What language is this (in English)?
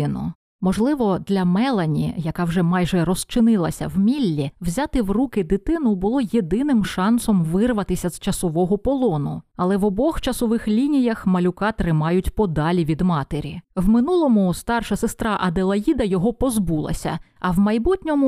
Ukrainian